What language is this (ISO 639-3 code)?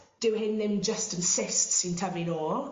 cym